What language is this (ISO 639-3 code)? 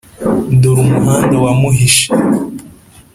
kin